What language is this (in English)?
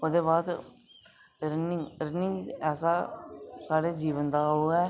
Dogri